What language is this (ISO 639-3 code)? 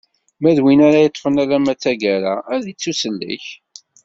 kab